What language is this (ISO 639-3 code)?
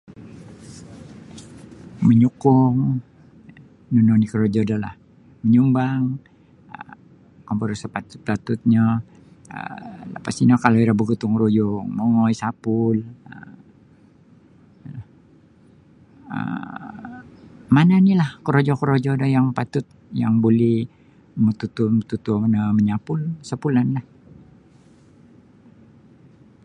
bsy